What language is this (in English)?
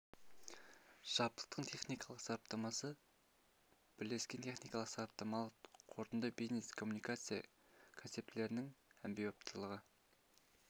Kazakh